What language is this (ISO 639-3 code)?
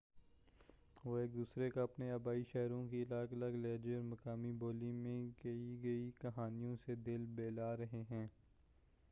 urd